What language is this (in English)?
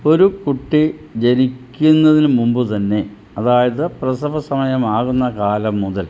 Malayalam